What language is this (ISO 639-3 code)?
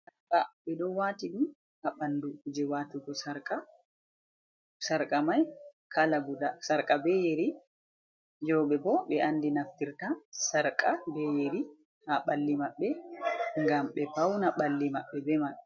ful